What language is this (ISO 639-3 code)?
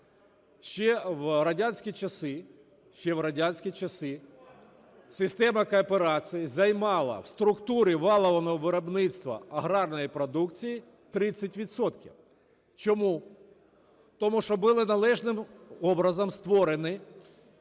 ukr